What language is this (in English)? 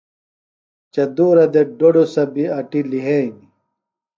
Phalura